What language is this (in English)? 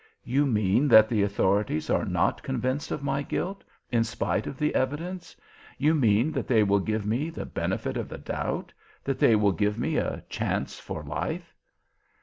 English